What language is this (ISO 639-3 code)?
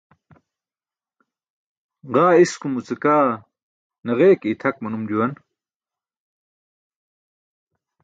bsk